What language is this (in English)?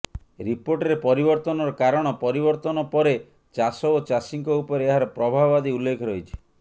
Odia